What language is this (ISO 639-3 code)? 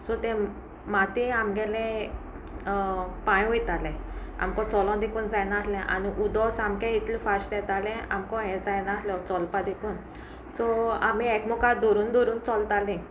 kok